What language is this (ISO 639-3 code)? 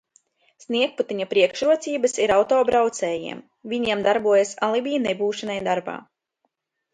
lav